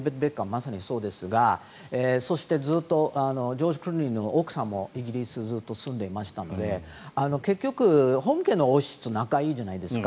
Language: Japanese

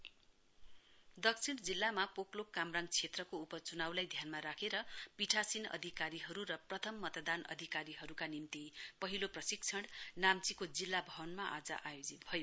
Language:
Nepali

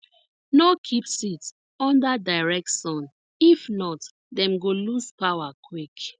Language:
Nigerian Pidgin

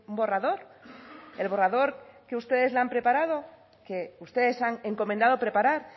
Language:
Spanish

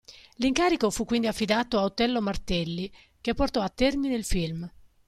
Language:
Italian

